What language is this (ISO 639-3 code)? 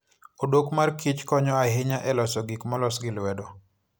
luo